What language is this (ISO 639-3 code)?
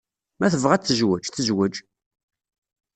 kab